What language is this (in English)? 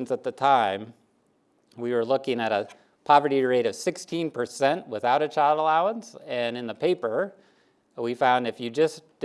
English